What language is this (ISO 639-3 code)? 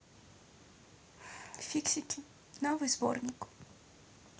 rus